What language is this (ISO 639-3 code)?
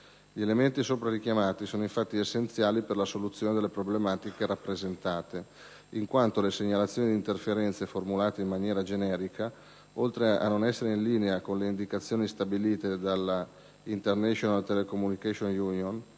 ita